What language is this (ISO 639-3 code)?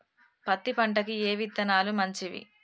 tel